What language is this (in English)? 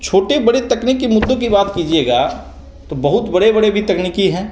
Hindi